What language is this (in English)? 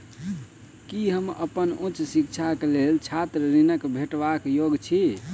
Maithili